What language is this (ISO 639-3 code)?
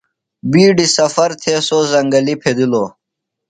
phl